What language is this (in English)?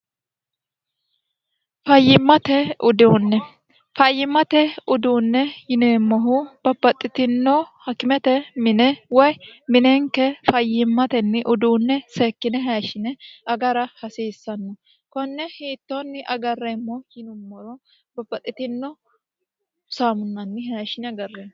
Sidamo